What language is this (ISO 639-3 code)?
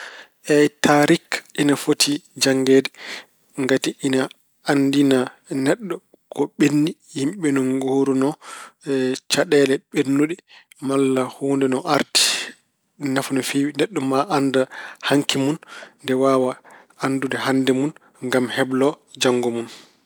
ful